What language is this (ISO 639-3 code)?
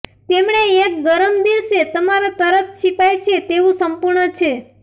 guj